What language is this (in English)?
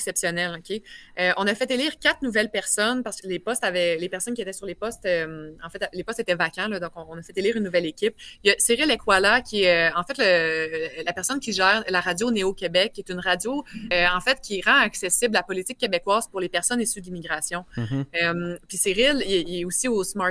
French